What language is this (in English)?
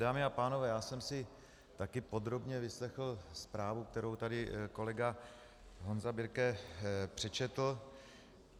Czech